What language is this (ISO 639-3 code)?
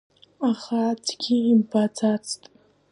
abk